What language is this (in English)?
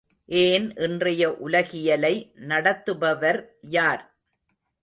Tamil